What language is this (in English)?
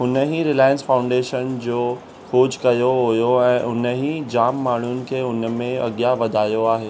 Sindhi